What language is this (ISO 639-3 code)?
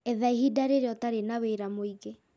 kik